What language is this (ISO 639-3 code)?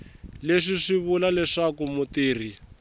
tso